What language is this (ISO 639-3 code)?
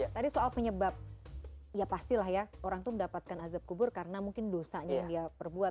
ind